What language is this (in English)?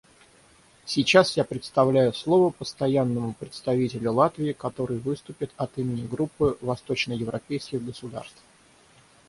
Russian